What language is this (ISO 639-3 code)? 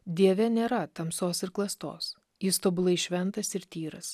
lit